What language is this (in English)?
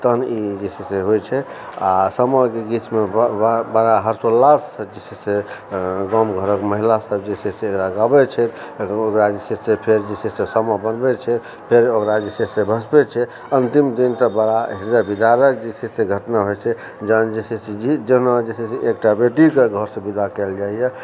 Maithili